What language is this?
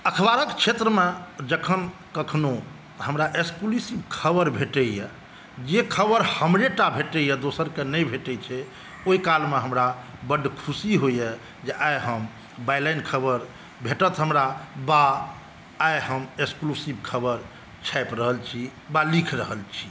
Maithili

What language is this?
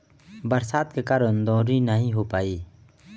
Bhojpuri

